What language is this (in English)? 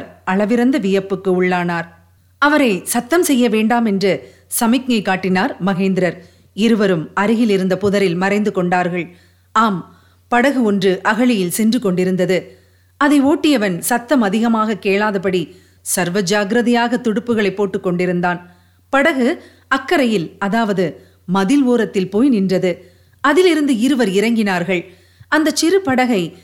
Tamil